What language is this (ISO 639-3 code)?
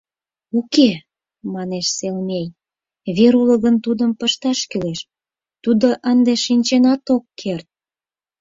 chm